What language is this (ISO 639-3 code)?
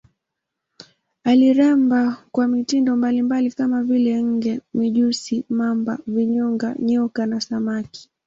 swa